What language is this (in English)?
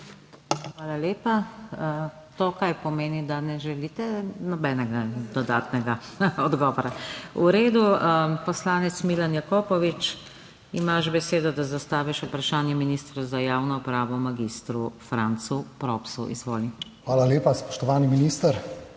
Slovenian